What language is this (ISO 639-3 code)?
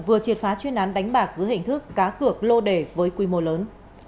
vie